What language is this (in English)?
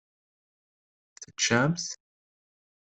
Kabyle